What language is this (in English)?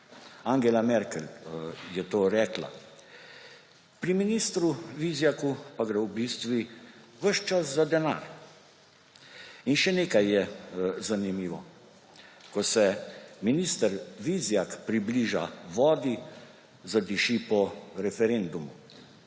Slovenian